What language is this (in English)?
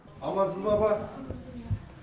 Kazakh